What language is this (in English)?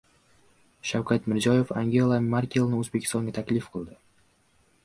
Uzbek